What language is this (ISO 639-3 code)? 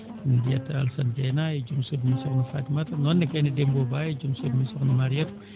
ful